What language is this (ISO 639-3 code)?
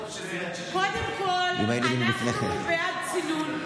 heb